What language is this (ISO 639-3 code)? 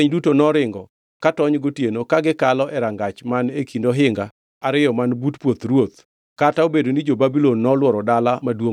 luo